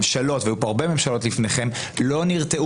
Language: Hebrew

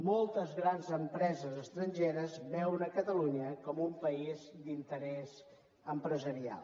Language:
Catalan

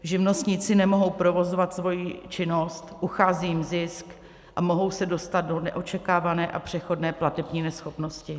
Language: Czech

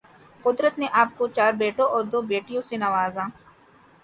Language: Urdu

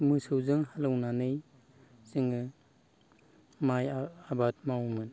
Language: Bodo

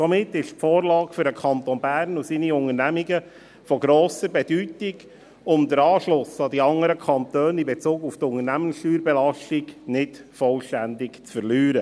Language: Swiss German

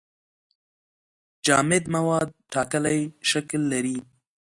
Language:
Pashto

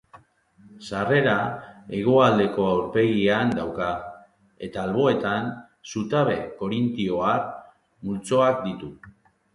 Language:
Basque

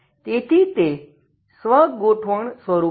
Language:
Gujarati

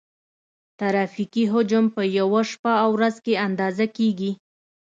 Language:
Pashto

